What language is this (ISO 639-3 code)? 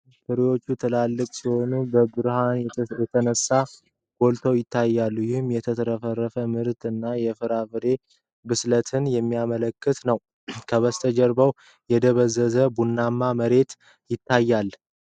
amh